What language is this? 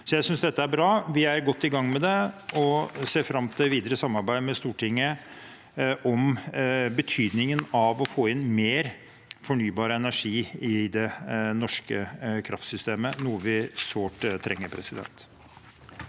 Norwegian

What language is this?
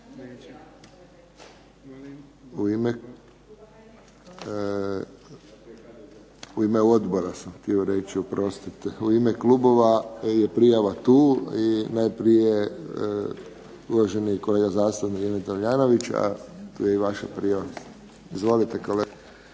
Croatian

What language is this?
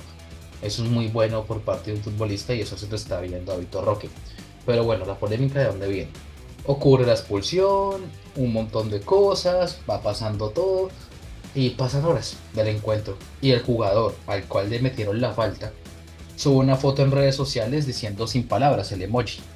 Spanish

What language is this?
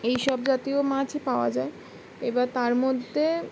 Bangla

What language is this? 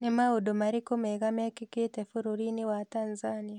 Kikuyu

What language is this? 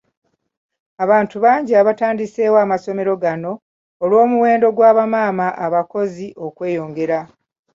Ganda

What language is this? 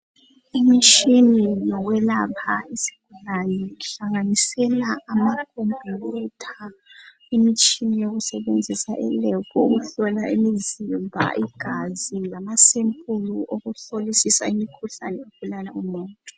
North Ndebele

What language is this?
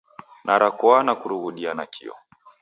Taita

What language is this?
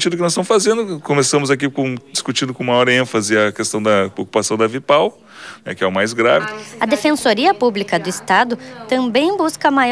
Portuguese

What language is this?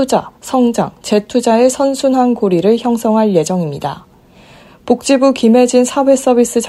Korean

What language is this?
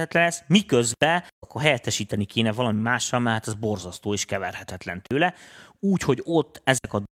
Hungarian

